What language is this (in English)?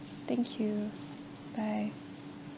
English